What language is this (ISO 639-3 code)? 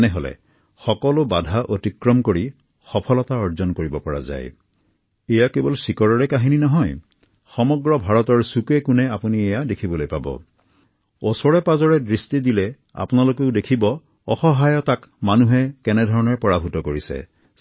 asm